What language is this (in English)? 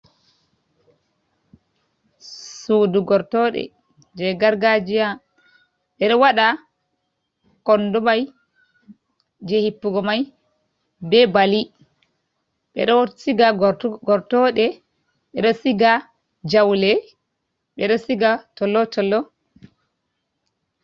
Fula